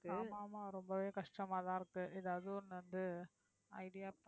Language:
Tamil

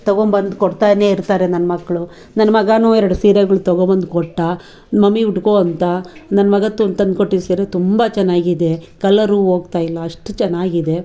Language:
Kannada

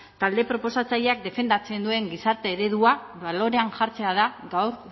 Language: Basque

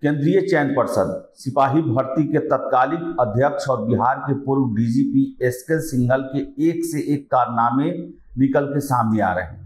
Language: Hindi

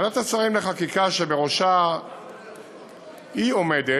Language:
Hebrew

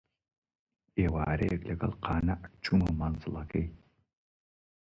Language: Central Kurdish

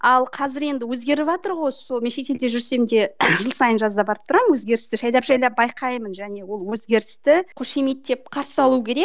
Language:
Kazakh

